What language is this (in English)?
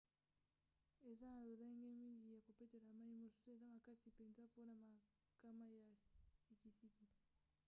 Lingala